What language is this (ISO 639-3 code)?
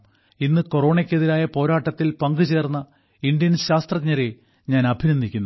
mal